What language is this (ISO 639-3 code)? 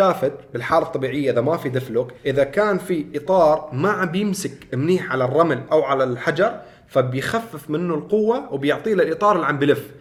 ara